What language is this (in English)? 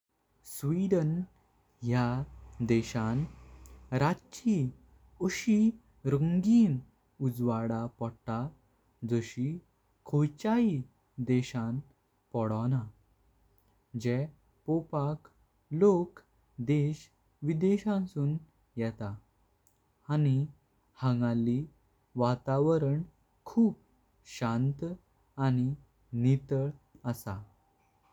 Konkani